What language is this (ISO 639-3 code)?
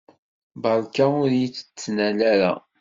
kab